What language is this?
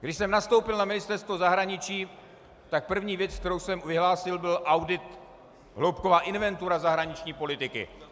Czech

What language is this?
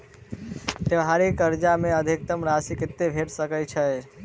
Maithili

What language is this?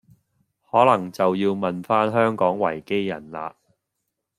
Cantonese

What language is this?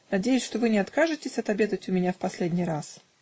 Russian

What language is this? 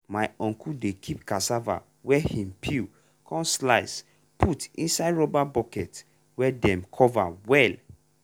Nigerian Pidgin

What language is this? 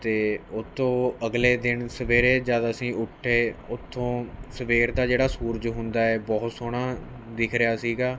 Punjabi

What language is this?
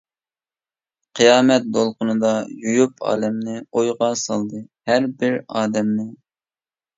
Uyghur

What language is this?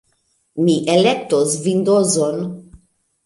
Esperanto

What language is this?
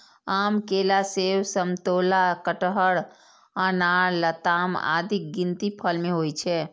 Maithili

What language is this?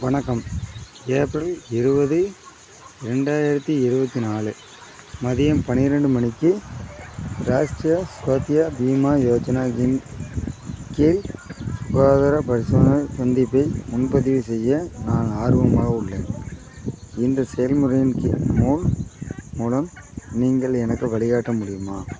Tamil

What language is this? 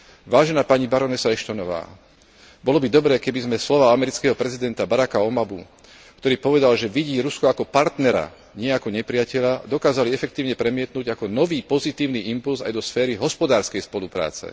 Slovak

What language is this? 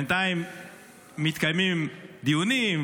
Hebrew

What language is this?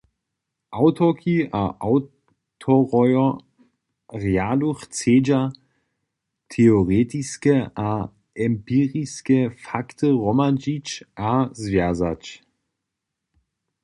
Upper Sorbian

